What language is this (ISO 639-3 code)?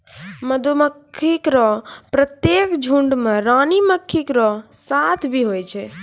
mai